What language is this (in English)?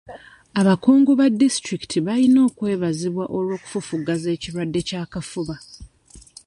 Ganda